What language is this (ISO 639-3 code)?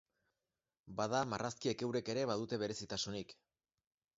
eus